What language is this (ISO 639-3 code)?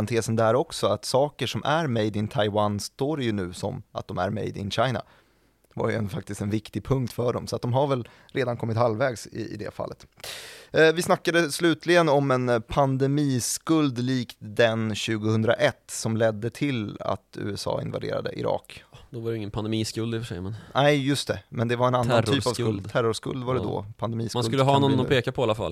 swe